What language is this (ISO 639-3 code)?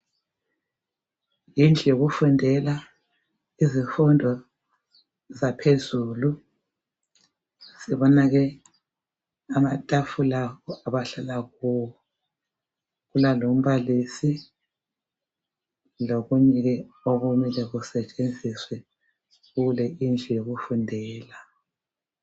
nde